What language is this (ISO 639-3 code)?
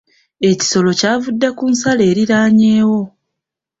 lug